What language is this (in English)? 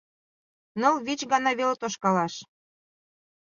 Mari